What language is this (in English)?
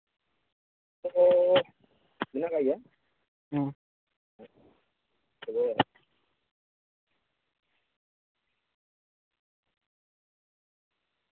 Santali